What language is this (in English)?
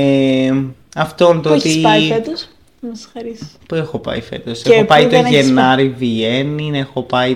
Greek